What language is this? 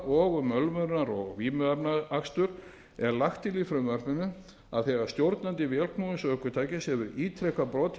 Icelandic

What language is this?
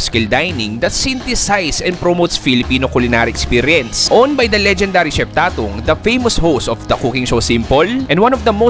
Filipino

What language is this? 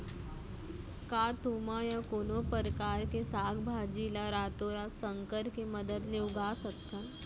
Chhattisgarhi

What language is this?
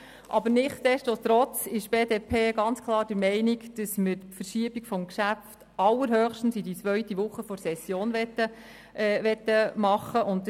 Swiss German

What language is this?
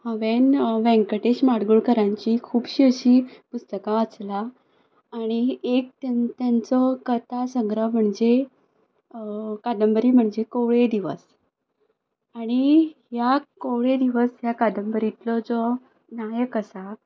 Konkani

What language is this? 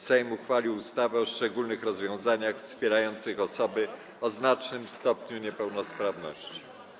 Polish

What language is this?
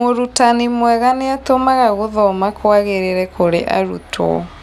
Kikuyu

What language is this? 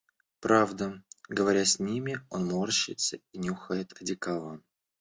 Russian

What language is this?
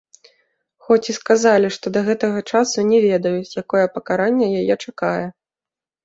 Belarusian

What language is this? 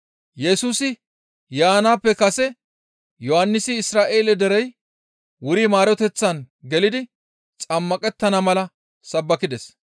Gamo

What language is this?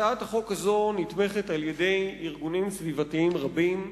Hebrew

